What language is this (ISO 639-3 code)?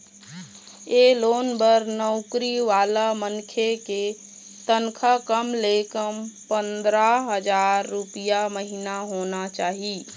hne